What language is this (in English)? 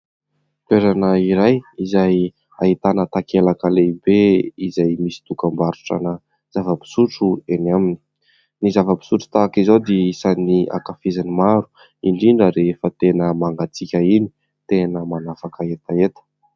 Malagasy